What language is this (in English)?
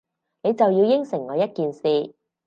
Cantonese